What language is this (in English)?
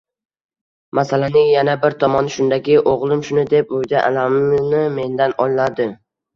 Uzbek